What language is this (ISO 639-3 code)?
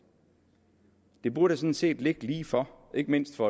dan